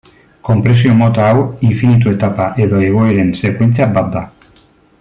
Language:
Basque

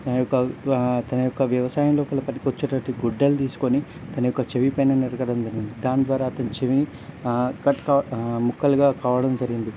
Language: Telugu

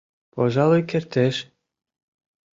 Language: Mari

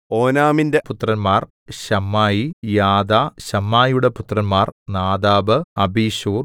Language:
Malayalam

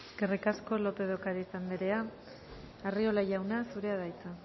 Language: Basque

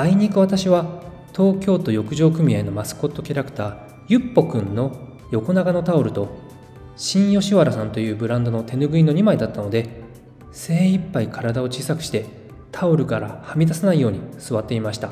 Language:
Japanese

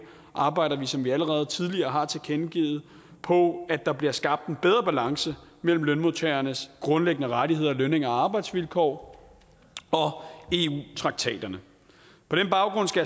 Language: Danish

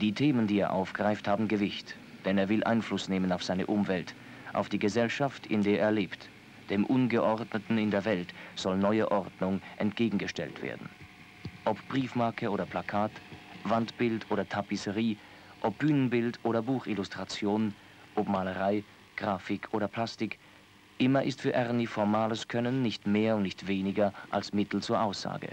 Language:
German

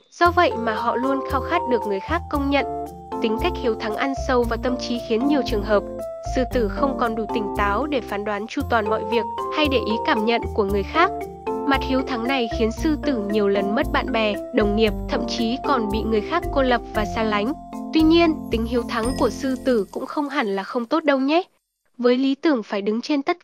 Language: Vietnamese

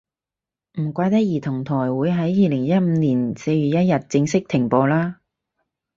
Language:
Cantonese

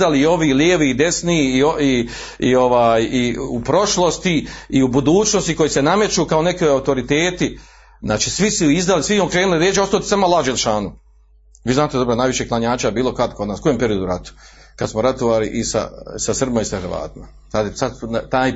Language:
Croatian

